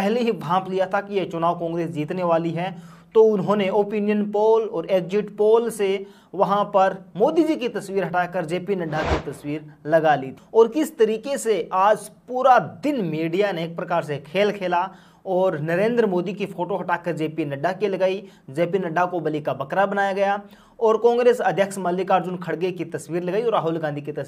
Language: Hindi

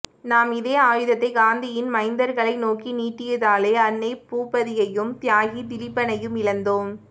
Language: Tamil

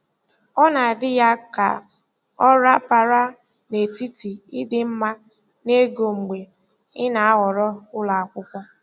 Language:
Igbo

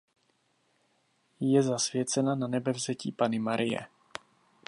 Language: Czech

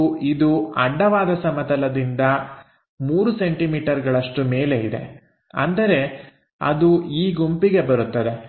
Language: Kannada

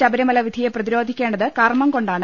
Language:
Malayalam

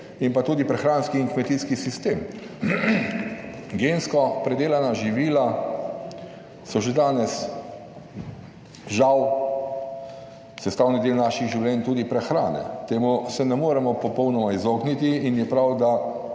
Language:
Slovenian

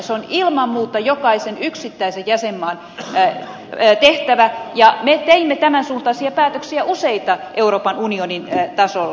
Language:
Finnish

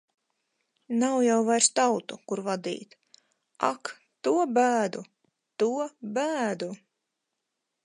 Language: Latvian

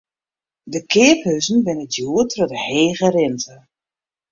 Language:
Western Frisian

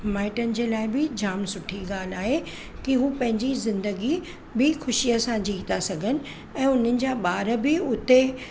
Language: Sindhi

